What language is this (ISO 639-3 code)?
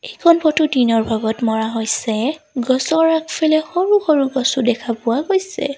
asm